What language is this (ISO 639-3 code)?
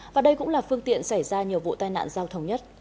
vie